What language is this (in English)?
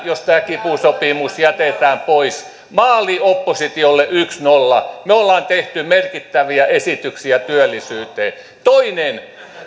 Finnish